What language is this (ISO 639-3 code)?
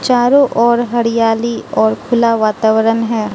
hin